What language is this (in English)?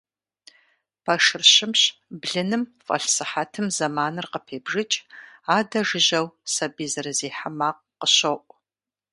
Kabardian